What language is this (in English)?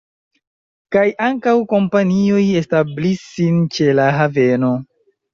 Esperanto